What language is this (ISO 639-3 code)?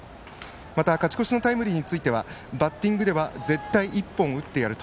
jpn